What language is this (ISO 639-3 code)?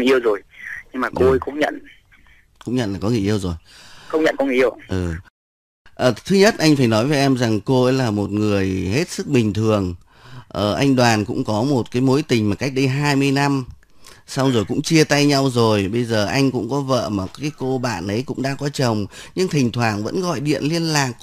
vie